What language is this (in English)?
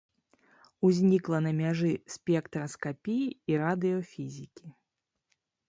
Belarusian